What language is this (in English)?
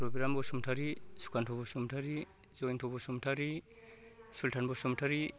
Bodo